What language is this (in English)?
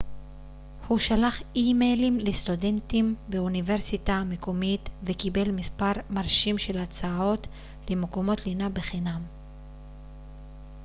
Hebrew